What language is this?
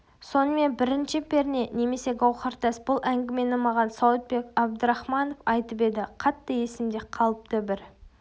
Kazakh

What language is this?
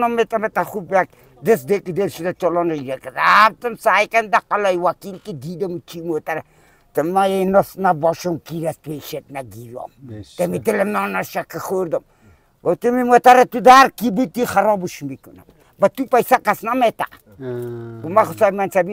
Persian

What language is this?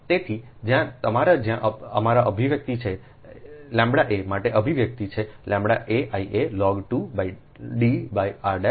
Gujarati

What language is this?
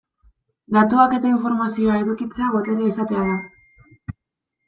Basque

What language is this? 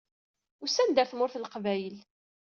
Kabyle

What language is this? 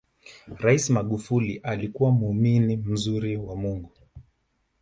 Swahili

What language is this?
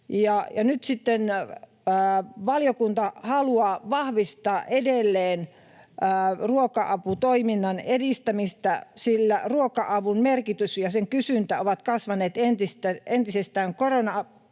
Finnish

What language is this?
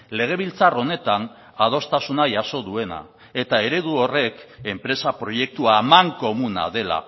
Basque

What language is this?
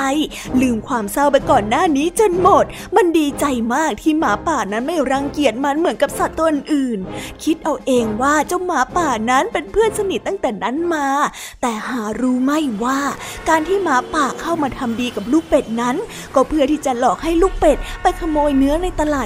Thai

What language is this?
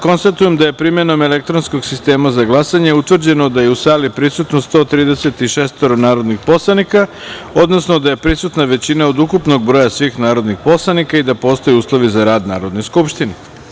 Serbian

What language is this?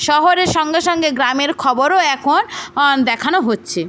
Bangla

